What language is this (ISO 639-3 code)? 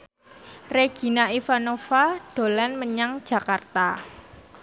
jav